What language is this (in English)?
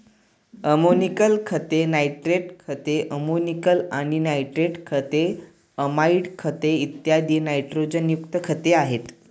Marathi